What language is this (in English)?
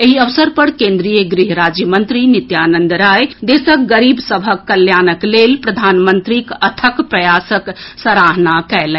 Maithili